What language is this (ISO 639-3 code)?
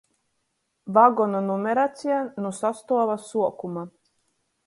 ltg